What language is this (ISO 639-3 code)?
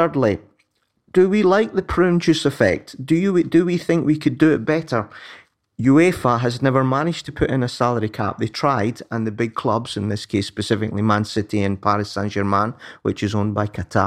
eng